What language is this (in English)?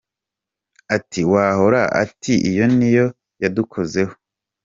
Kinyarwanda